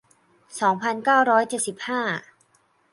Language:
Thai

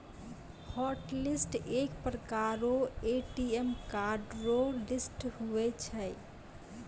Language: Maithili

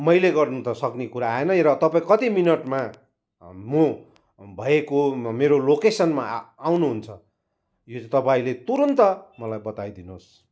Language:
Nepali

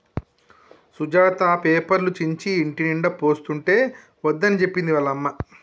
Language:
Telugu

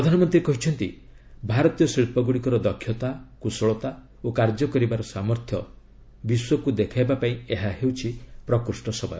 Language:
Odia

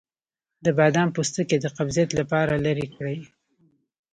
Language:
Pashto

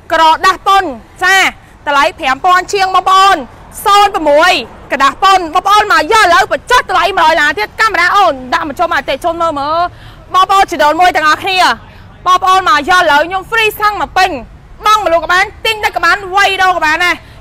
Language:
Thai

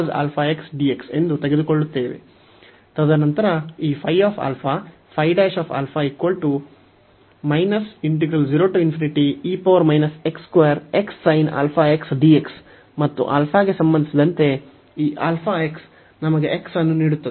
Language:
Kannada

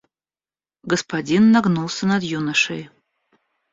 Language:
Russian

